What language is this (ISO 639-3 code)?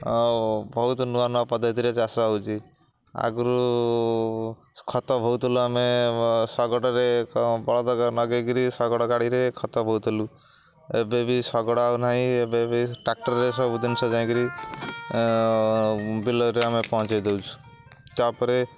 ori